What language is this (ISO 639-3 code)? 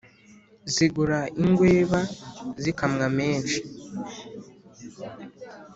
kin